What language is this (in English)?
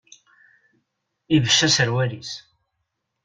Kabyle